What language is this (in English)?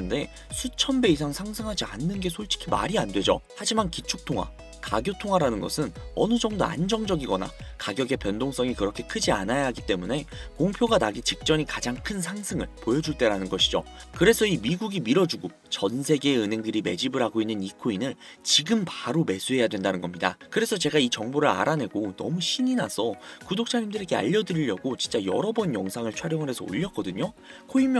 Korean